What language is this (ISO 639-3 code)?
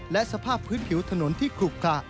tha